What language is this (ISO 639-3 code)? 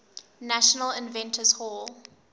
eng